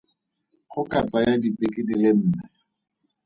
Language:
Tswana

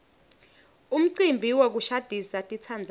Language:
Swati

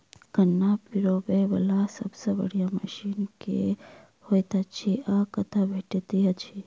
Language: Maithili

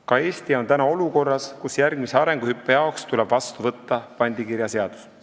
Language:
Estonian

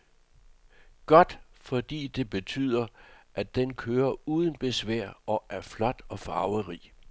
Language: Danish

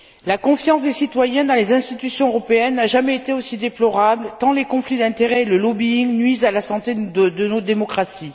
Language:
French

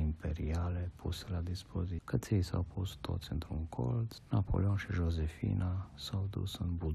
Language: Romanian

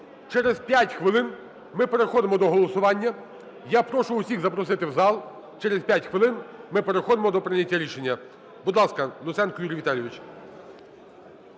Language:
Ukrainian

